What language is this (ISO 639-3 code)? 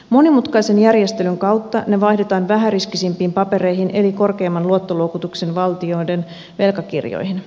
fin